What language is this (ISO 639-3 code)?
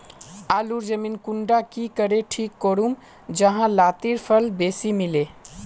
mag